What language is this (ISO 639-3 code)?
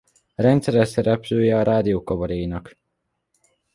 hun